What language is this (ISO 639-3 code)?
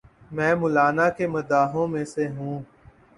urd